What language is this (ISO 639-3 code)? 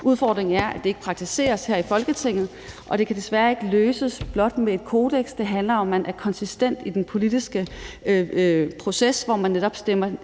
dan